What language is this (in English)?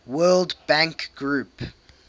English